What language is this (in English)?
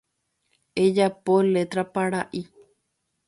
Guarani